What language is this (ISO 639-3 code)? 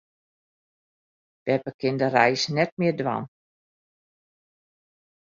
fry